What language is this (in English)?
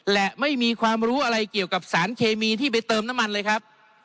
Thai